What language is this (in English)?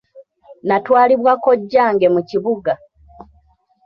Ganda